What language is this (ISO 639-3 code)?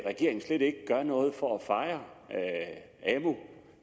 dan